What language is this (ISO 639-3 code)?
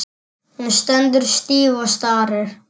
isl